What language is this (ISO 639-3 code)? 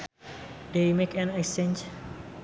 sun